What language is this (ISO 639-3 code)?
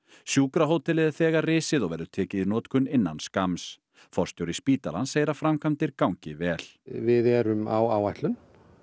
isl